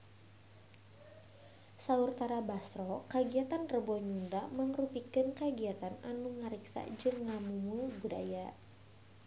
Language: Sundanese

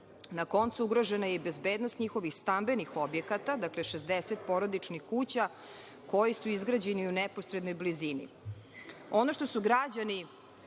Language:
Serbian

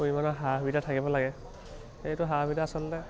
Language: Assamese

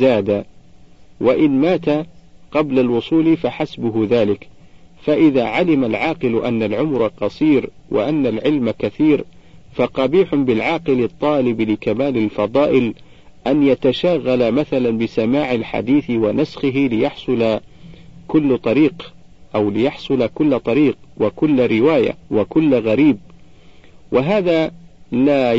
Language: Arabic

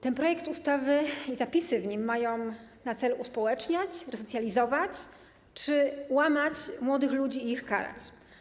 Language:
Polish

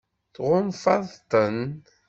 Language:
Kabyle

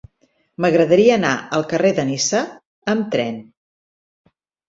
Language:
Catalan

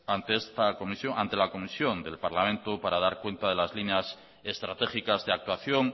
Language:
Spanish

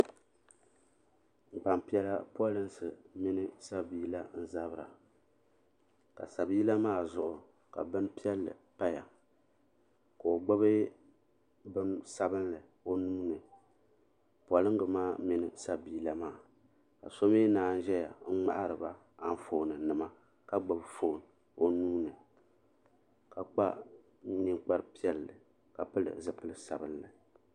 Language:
Dagbani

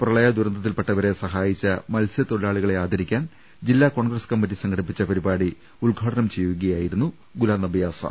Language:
Malayalam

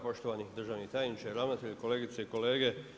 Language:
Croatian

